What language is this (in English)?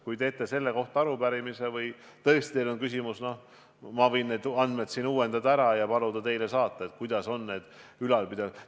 Estonian